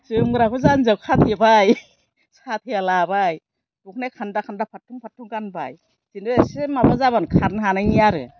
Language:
Bodo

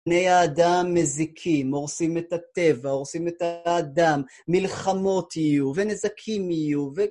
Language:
Hebrew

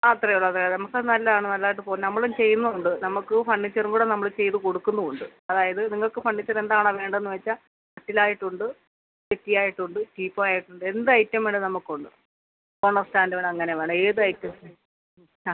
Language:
Malayalam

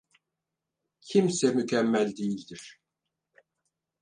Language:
Turkish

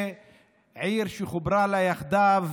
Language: Hebrew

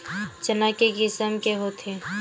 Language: Chhattisgarhi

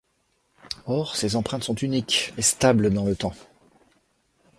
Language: French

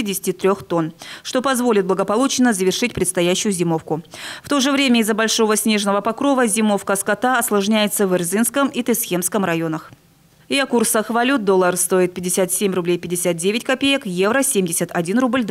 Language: Russian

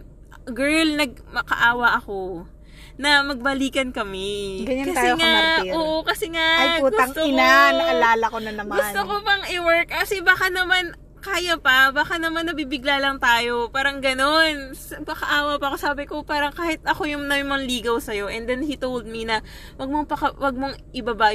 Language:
Filipino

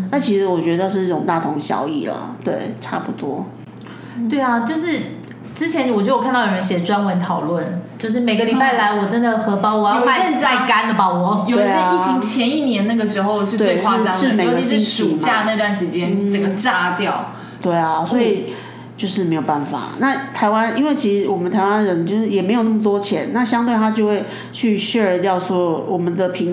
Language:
Chinese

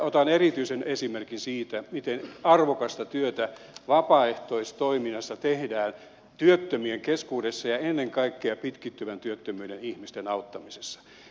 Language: Finnish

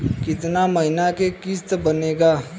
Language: Bhojpuri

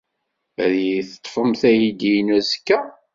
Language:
Kabyle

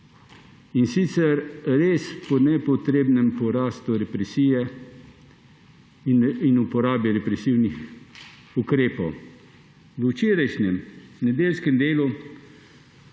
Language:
Slovenian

